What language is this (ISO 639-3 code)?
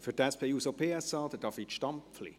gsw